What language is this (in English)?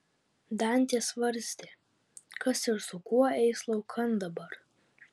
Lithuanian